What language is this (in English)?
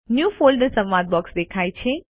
Gujarati